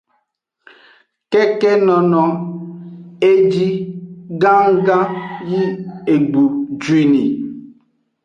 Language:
Aja (Benin)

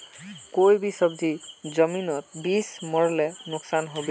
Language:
Magahi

